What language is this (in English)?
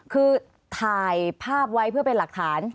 Thai